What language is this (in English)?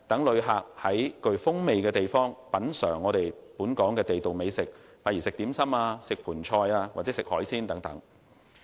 Cantonese